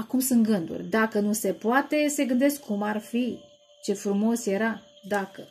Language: Romanian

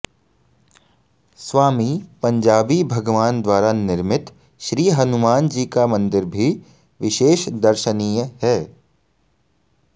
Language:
Sanskrit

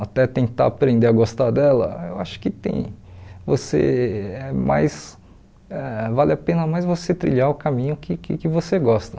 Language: Portuguese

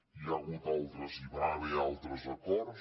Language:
Catalan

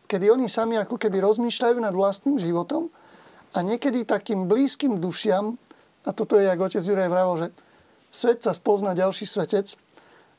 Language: Slovak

